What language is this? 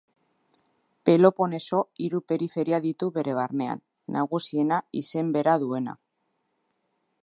Basque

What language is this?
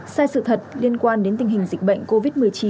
Vietnamese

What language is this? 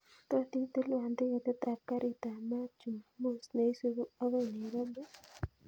Kalenjin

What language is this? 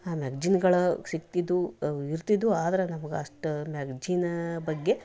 Kannada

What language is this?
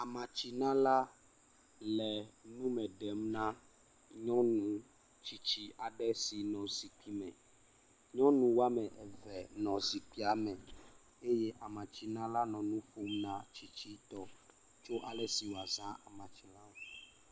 Ewe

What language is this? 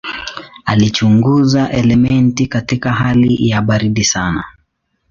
Swahili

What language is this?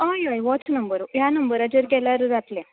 Konkani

